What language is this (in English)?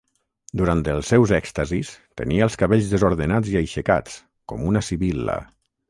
Catalan